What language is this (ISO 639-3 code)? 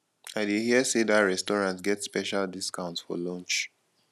pcm